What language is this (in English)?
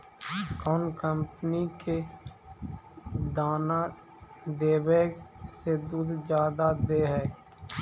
Magahi